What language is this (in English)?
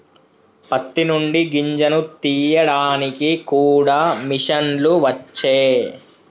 Telugu